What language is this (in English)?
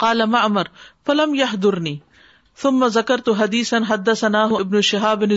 Urdu